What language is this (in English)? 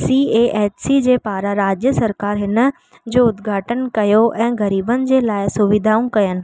Sindhi